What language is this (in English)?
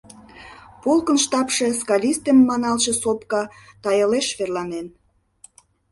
Mari